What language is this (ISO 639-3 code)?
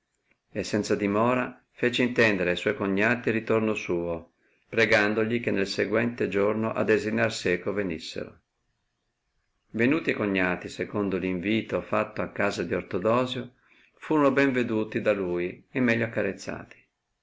ita